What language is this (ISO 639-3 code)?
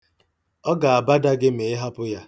ibo